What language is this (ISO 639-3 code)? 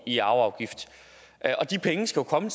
dan